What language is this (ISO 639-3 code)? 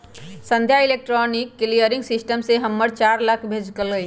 mag